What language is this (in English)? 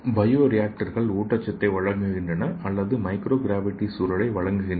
Tamil